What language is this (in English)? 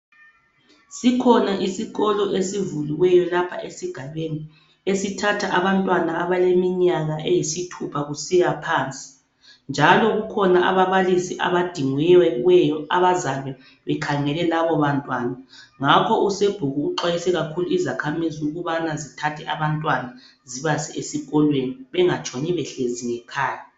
North Ndebele